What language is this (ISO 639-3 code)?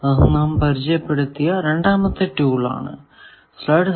mal